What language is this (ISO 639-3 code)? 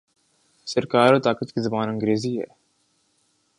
urd